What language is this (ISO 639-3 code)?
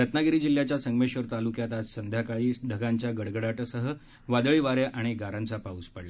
mar